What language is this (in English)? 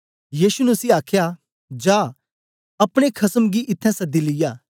Dogri